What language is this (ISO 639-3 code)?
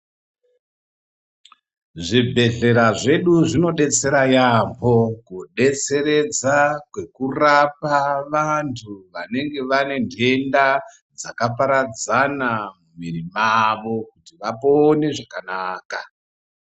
ndc